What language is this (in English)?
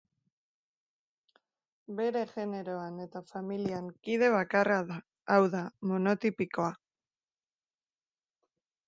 Basque